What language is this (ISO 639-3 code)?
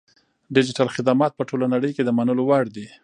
pus